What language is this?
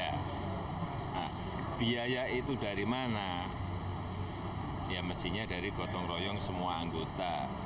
Indonesian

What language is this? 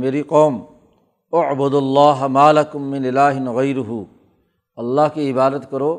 Urdu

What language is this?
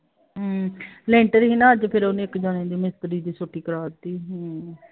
Punjabi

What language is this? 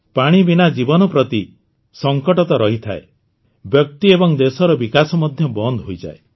Odia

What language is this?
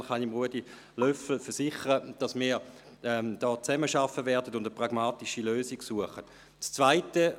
Swiss German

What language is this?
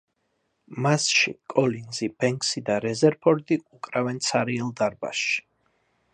Georgian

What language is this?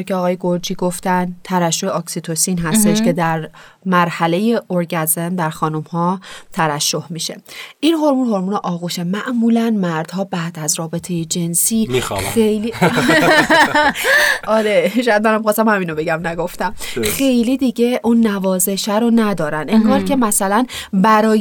Persian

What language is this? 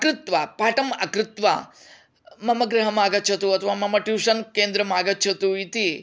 Sanskrit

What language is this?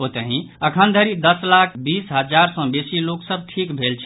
Maithili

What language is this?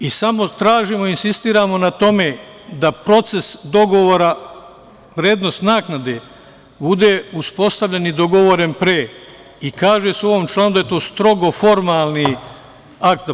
Serbian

